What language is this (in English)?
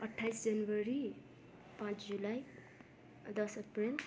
Nepali